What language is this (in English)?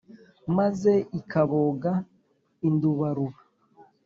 Kinyarwanda